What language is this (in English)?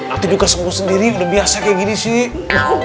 Indonesian